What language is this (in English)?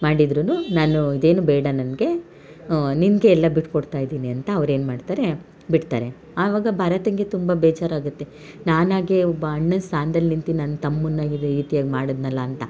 Kannada